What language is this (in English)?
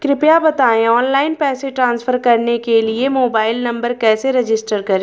Hindi